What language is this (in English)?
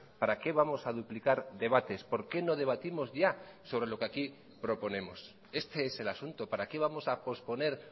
Spanish